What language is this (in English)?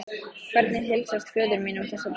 Icelandic